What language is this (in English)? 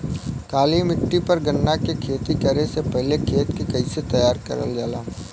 Bhojpuri